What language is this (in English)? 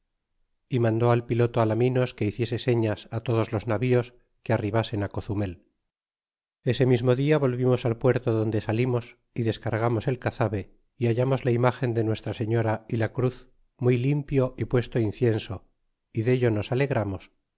Spanish